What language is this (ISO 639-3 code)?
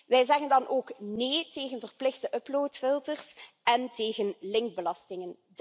nld